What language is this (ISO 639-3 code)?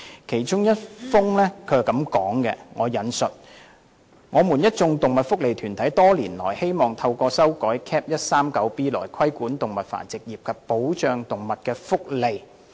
yue